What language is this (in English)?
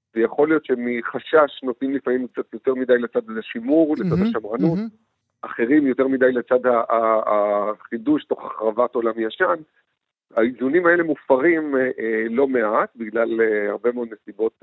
Hebrew